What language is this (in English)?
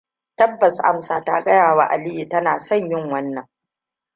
Hausa